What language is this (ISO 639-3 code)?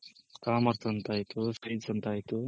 kan